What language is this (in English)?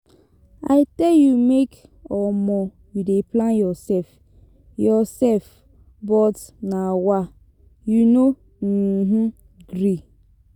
Nigerian Pidgin